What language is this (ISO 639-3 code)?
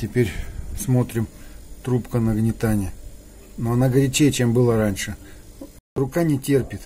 rus